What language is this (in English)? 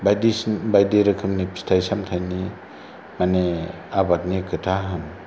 Bodo